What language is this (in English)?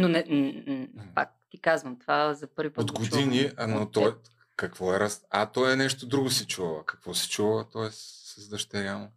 Bulgarian